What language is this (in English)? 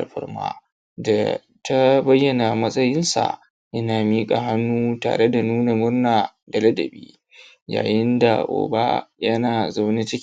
Hausa